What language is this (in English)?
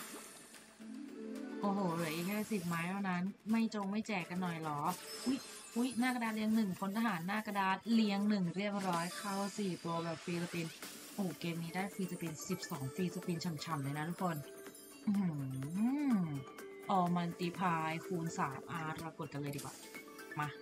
Thai